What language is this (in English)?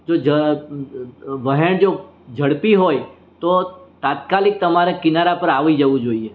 Gujarati